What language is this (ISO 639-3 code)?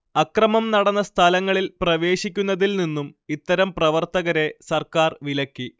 mal